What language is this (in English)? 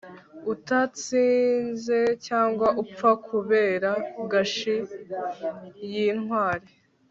Kinyarwanda